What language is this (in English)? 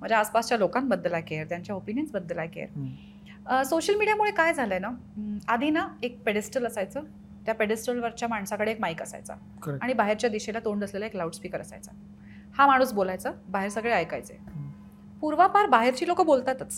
Marathi